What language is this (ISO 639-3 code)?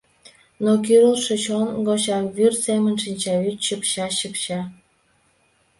chm